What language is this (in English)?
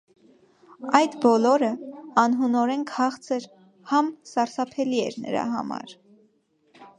Armenian